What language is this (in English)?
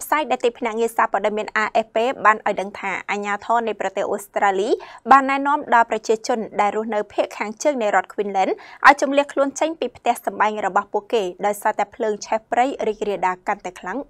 Thai